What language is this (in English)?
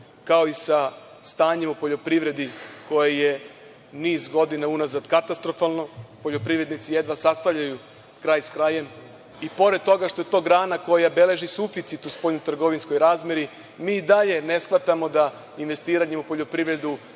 Serbian